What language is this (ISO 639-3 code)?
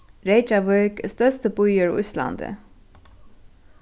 fao